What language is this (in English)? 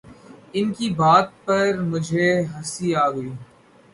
Urdu